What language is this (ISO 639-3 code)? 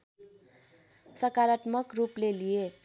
nep